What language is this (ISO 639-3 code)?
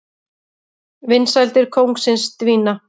isl